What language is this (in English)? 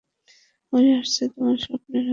Bangla